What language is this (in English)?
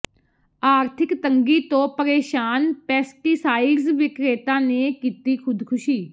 Punjabi